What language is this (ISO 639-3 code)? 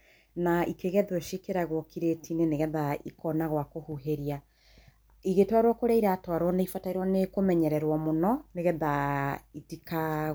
kik